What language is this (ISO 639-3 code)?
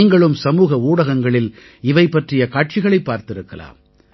tam